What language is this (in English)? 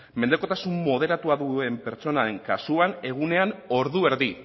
Basque